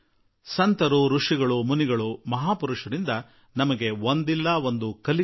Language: Kannada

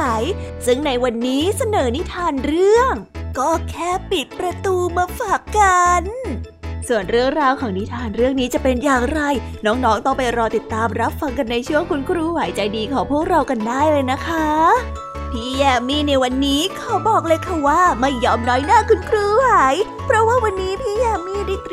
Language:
Thai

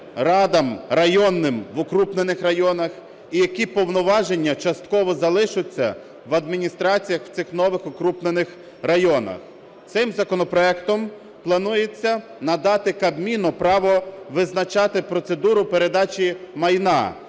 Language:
Ukrainian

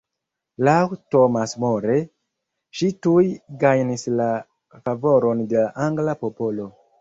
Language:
Esperanto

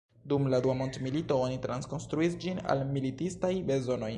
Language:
Esperanto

